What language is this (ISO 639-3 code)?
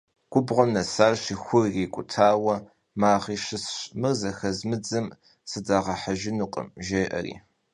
kbd